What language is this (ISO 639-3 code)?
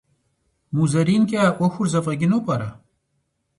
kbd